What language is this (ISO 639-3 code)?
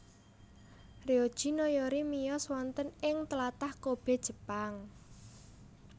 jav